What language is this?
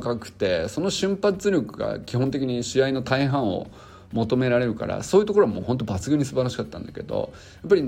Japanese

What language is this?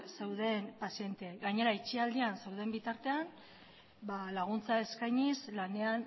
Basque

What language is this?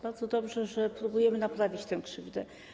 Polish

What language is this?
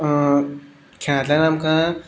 Konkani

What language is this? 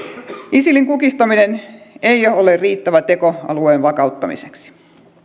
Finnish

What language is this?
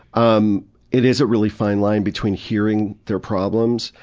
English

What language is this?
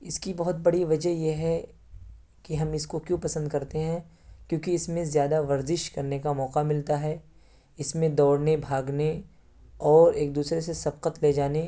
Urdu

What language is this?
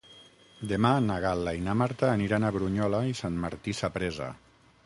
Catalan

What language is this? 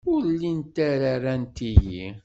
Kabyle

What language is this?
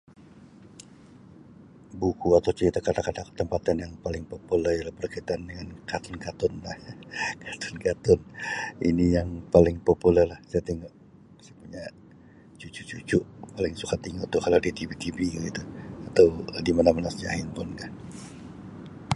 Sabah Malay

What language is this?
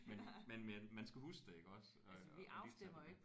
Danish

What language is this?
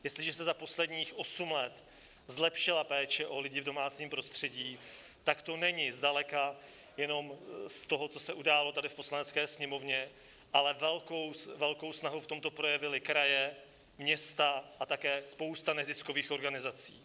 Czech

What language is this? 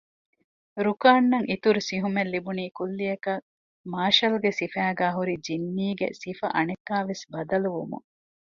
Divehi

